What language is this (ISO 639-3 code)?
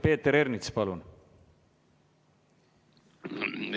est